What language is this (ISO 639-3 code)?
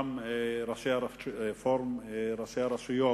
heb